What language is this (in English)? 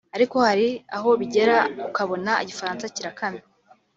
Kinyarwanda